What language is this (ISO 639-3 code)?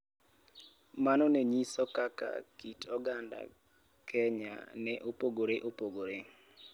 luo